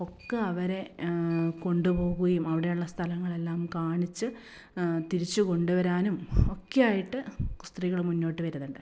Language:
Malayalam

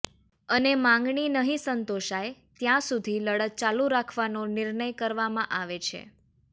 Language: Gujarati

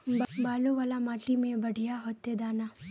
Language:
Magahi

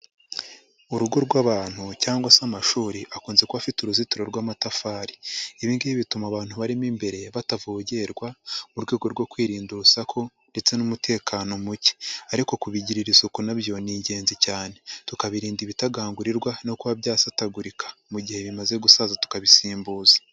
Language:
Kinyarwanda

